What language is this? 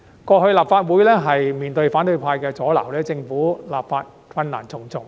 Cantonese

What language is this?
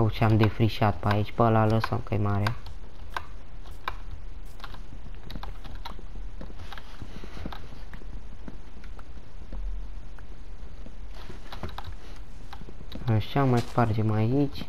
Romanian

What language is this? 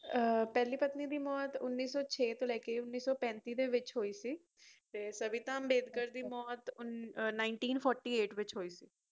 Punjabi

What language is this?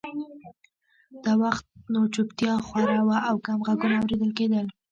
Pashto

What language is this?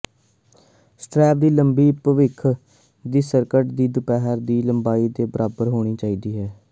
Punjabi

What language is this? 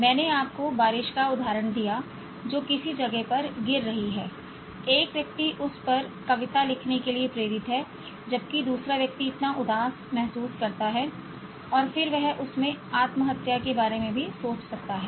Hindi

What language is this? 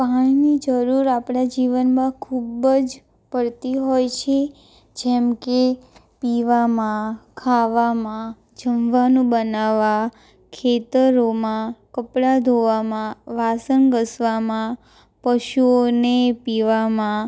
Gujarati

